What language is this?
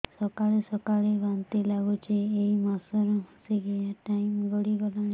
Odia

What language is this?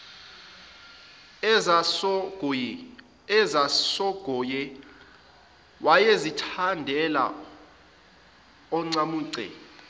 Zulu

